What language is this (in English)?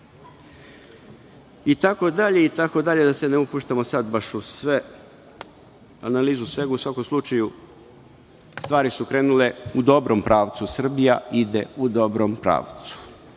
Serbian